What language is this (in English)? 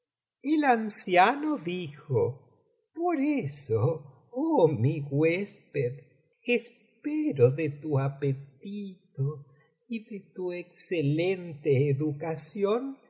Spanish